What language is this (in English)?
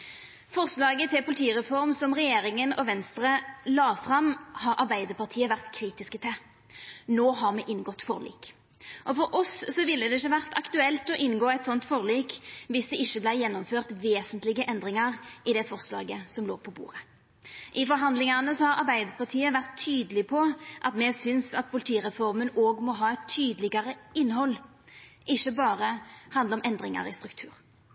Norwegian Nynorsk